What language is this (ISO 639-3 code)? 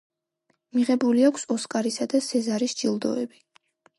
kat